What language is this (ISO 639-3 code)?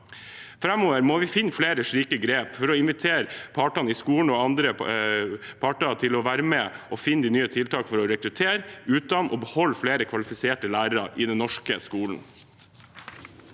nor